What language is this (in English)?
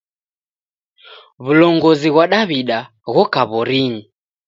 Taita